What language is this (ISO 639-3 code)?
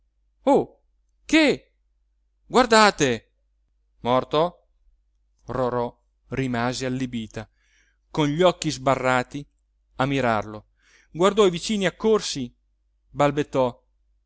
ita